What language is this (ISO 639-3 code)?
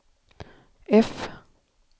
swe